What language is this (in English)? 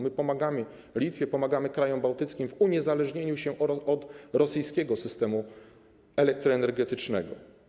Polish